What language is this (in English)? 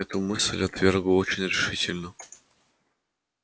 Russian